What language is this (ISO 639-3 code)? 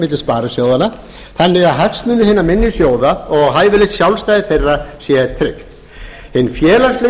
isl